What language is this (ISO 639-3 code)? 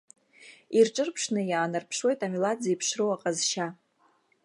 abk